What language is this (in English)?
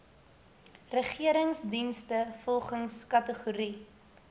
Afrikaans